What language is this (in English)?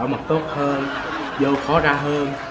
Vietnamese